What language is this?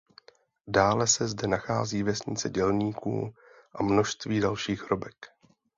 Czech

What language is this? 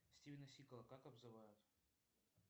Russian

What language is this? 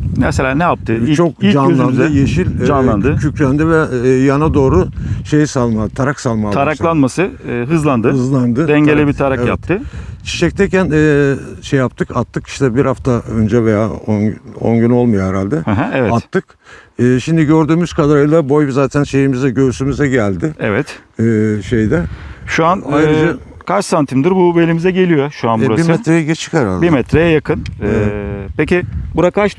Turkish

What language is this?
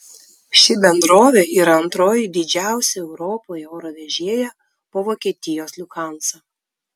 Lithuanian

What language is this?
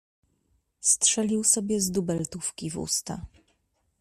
Polish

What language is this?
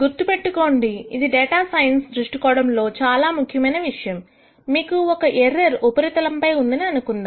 Telugu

